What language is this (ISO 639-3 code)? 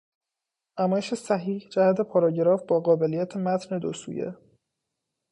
fas